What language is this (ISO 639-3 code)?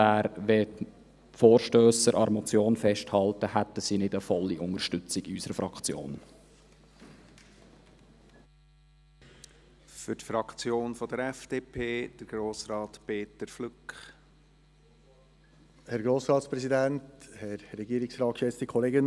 gsw